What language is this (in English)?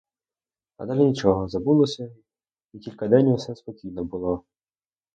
Ukrainian